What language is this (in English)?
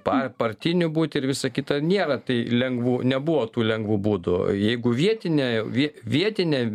Lithuanian